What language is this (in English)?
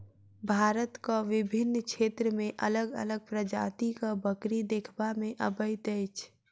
Maithili